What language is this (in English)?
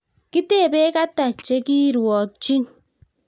Kalenjin